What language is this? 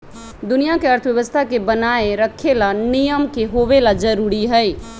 Magahi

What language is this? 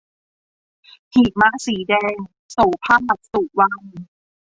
Thai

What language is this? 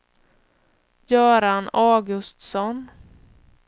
Swedish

